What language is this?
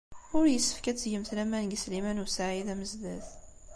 Kabyle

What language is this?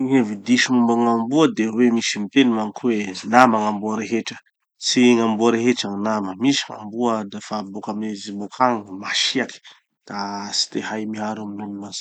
Tanosy Malagasy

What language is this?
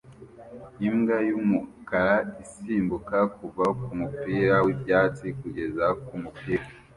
Kinyarwanda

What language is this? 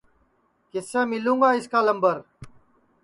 Sansi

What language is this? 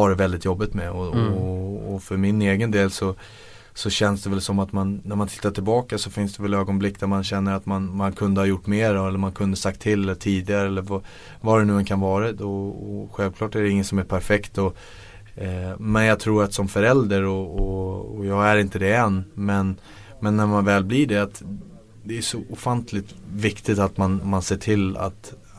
Swedish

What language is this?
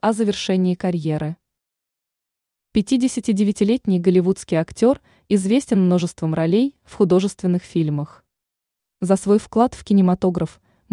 Russian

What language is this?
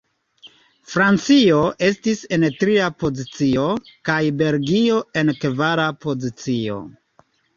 Esperanto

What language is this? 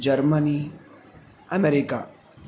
Sanskrit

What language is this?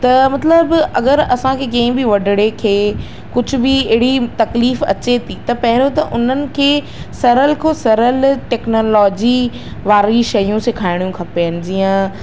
Sindhi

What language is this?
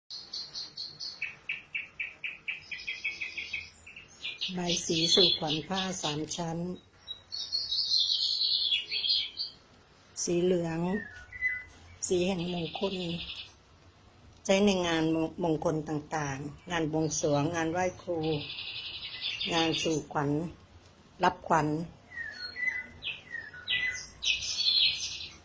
Thai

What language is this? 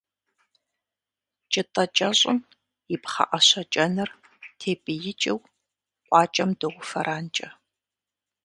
Kabardian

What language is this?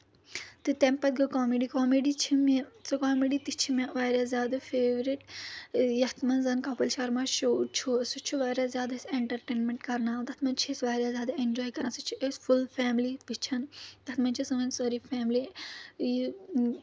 Kashmiri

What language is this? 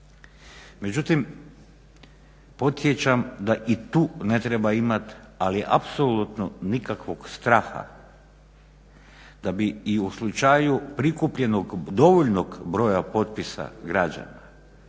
Croatian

